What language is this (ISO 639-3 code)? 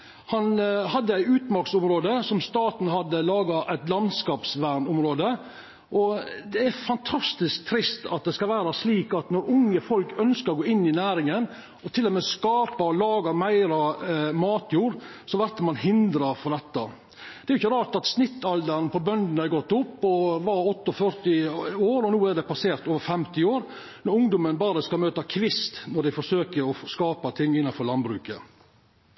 nno